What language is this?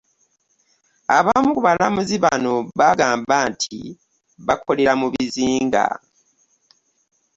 Ganda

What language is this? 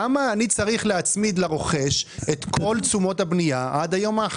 Hebrew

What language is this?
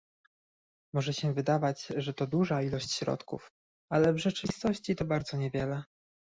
Polish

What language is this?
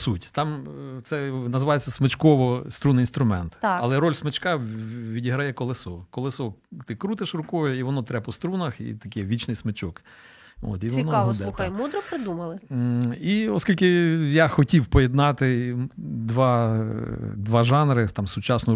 Ukrainian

